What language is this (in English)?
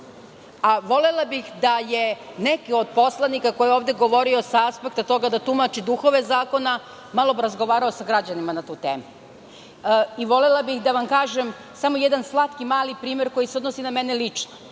Serbian